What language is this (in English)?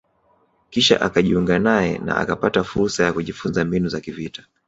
Swahili